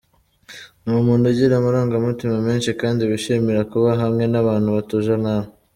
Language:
Kinyarwanda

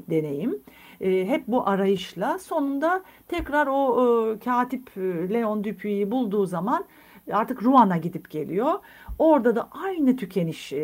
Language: Turkish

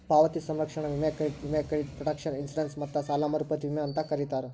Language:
Kannada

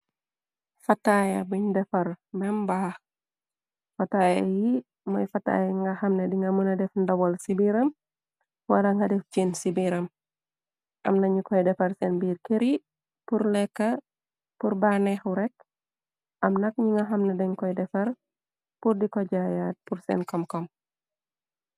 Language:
Wolof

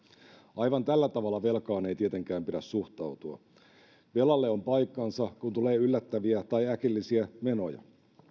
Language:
Finnish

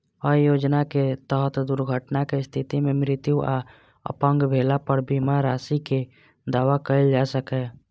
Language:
Maithili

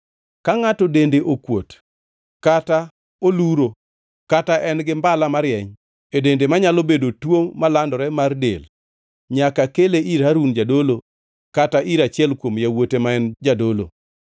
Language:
Luo (Kenya and Tanzania)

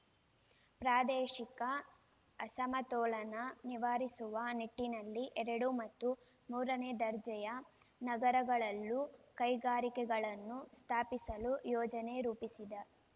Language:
Kannada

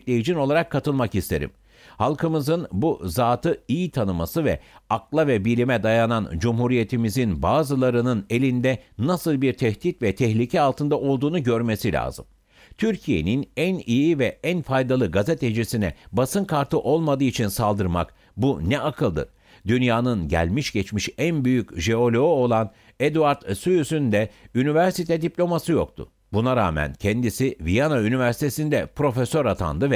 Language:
Turkish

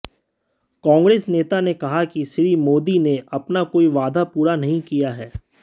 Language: Hindi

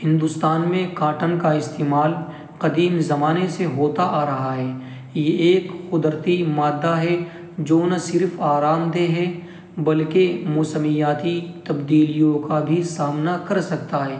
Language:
Urdu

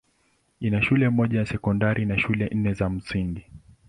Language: Swahili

